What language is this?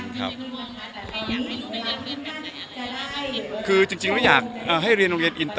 Thai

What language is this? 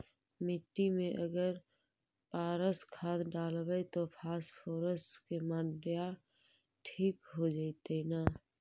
Magahi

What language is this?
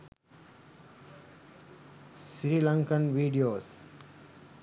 Sinhala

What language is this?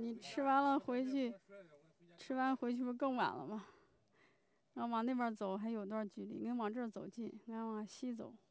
Chinese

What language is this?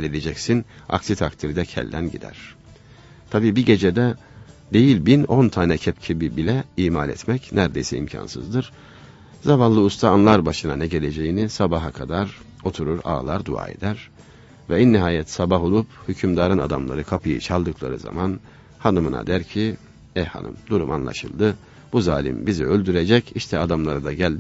Turkish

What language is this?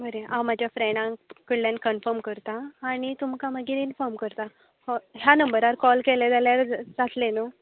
Konkani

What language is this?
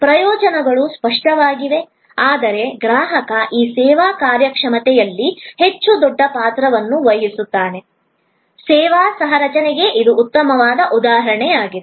Kannada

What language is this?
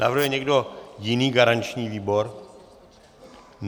Czech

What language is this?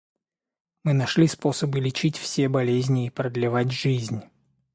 Russian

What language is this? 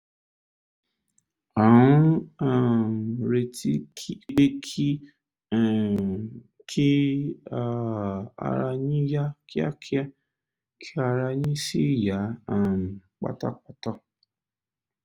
Yoruba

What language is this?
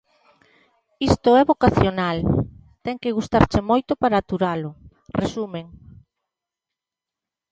Galician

